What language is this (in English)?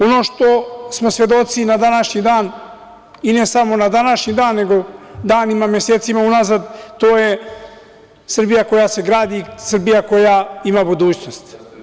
Serbian